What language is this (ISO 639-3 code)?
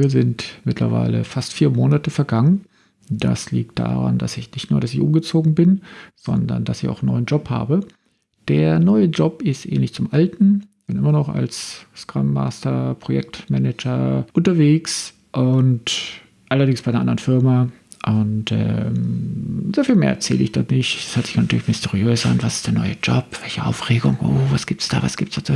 deu